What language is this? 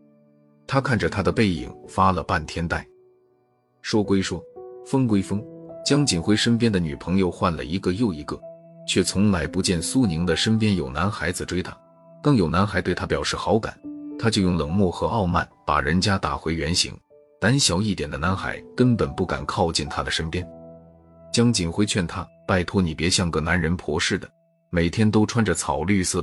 Chinese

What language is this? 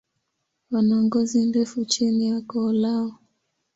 Swahili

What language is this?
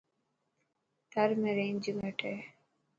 Dhatki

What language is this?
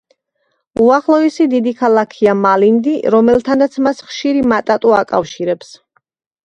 Georgian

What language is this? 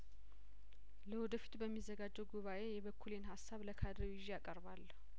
Amharic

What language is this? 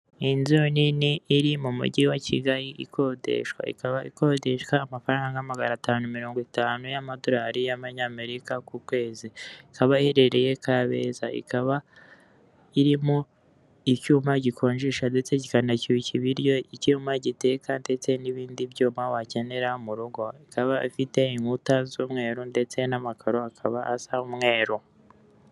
Kinyarwanda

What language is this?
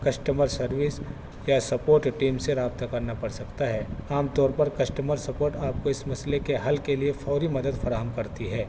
Urdu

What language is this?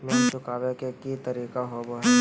Magahi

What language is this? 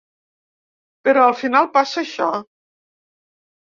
Catalan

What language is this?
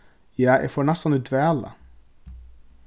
Faroese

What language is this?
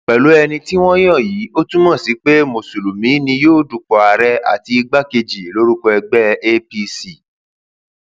Yoruba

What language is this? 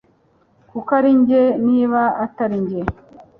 Kinyarwanda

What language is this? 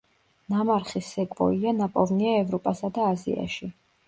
Georgian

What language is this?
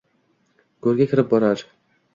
Uzbek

